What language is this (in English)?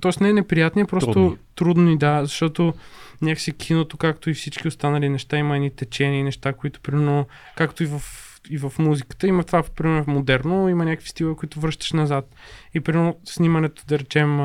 Bulgarian